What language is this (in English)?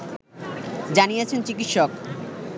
Bangla